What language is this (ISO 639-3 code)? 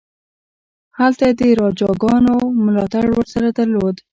pus